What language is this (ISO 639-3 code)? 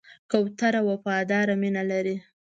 pus